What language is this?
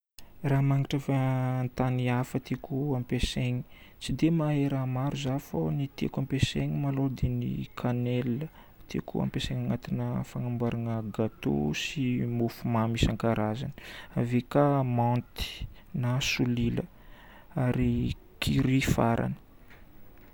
Northern Betsimisaraka Malagasy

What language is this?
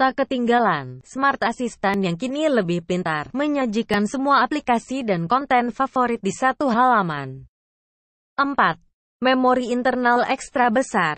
Indonesian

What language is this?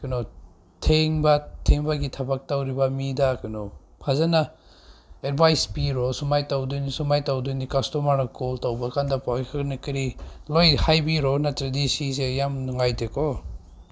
Manipuri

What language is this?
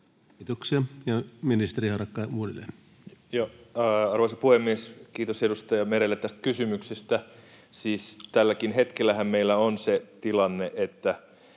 Finnish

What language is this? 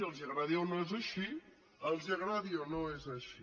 Catalan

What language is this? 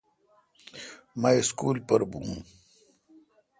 Kalkoti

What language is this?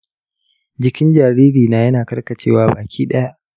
Hausa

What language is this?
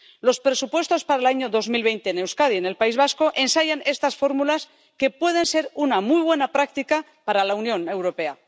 Spanish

